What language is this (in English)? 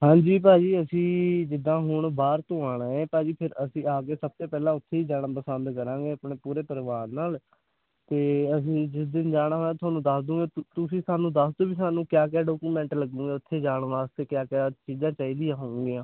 Punjabi